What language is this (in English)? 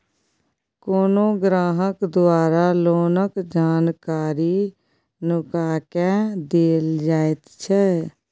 Maithili